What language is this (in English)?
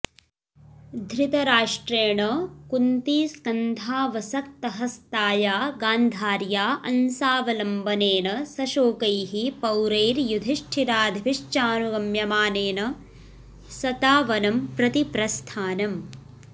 Sanskrit